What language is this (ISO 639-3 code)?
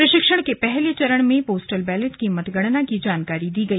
hin